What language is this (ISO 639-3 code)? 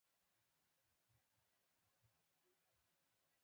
pus